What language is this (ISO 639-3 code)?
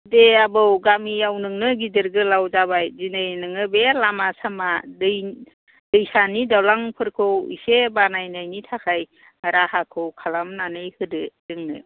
brx